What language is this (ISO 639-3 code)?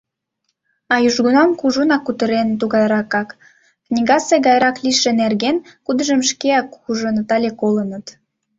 chm